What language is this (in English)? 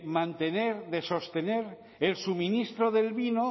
Spanish